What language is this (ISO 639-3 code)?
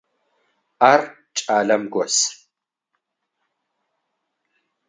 ady